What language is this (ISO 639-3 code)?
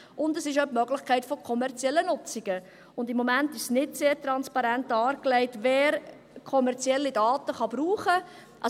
gsw